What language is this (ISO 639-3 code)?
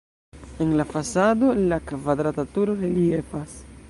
epo